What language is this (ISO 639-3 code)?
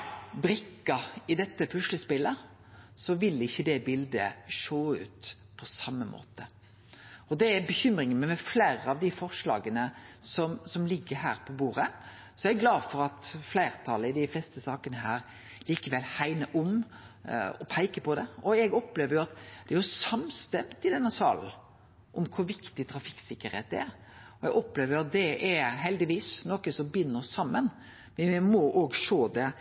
nno